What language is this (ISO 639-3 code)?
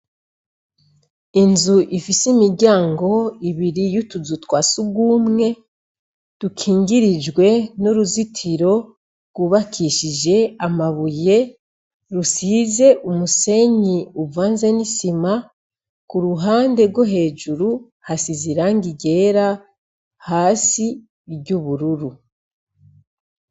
run